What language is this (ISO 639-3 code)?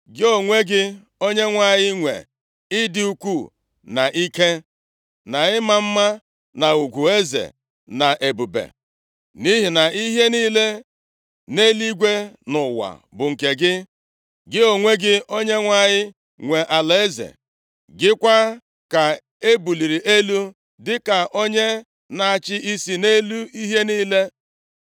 ibo